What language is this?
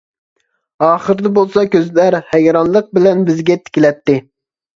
Uyghur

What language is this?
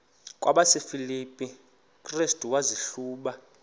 Xhosa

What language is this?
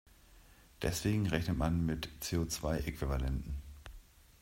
German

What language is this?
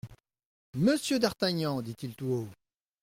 French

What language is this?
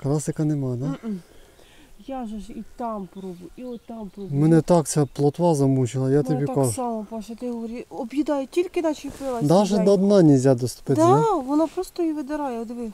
Ukrainian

